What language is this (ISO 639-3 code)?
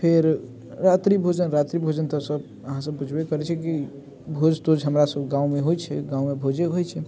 mai